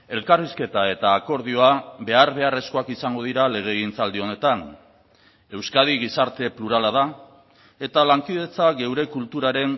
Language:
Basque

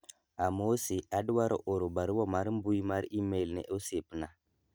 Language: Luo (Kenya and Tanzania)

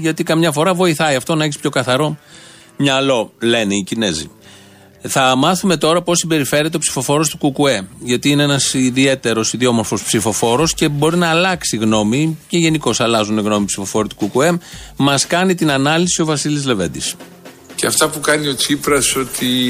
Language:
Greek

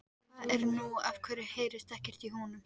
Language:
Icelandic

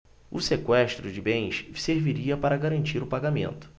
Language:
Portuguese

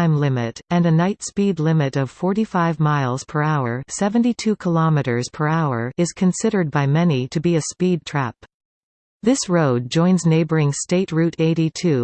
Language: English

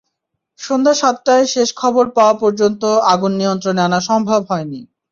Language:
Bangla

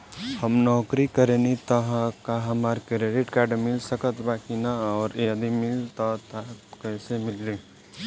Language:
Bhojpuri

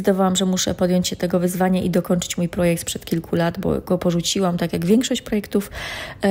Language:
Polish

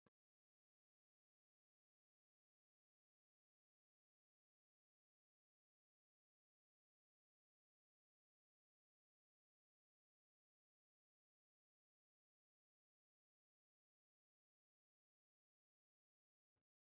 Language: Sidamo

